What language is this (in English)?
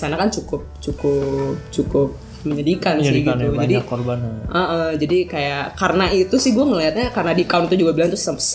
Indonesian